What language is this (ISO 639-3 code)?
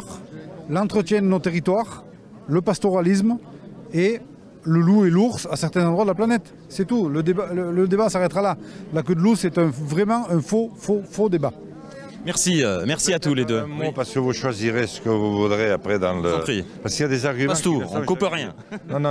fra